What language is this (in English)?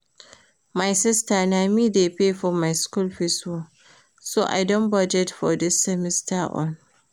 Nigerian Pidgin